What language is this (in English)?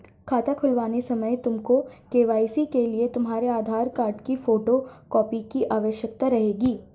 Hindi